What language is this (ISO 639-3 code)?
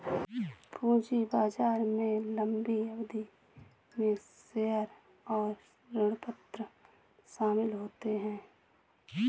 hin